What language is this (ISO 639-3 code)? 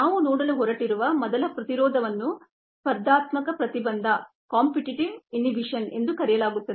kan